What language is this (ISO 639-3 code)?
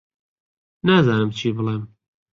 ckb